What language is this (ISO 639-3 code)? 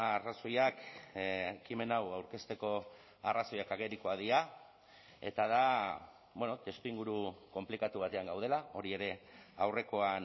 eus